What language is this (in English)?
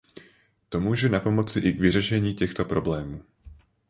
Czech